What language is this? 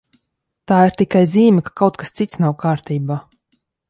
Latvian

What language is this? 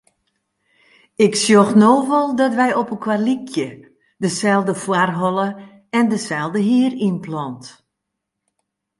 Western Frisian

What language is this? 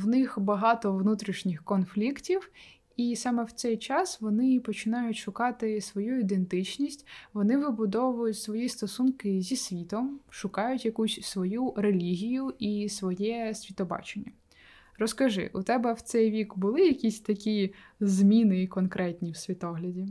Ukrainian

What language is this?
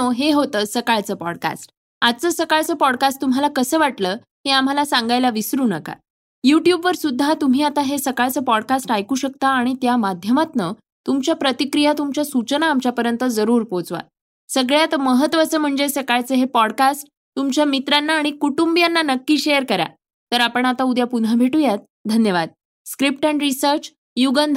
Marathi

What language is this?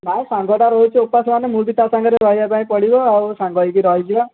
Odia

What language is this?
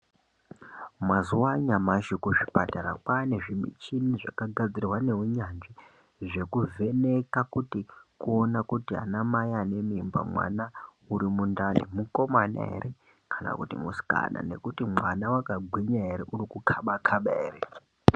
Ndau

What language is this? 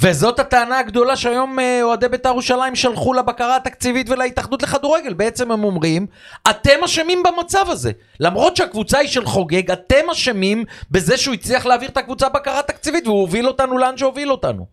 Hebrew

